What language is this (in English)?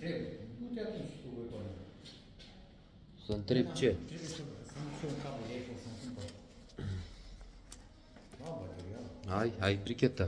Romanian